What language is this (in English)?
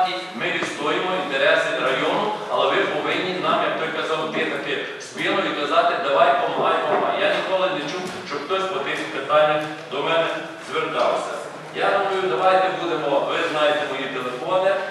Ukrainian